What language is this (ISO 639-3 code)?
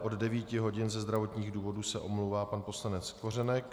ces